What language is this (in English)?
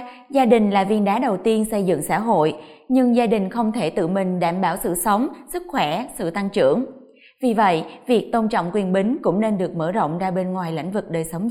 Vietnamese